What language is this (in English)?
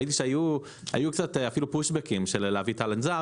Hebrew